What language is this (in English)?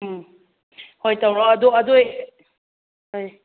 Manipuri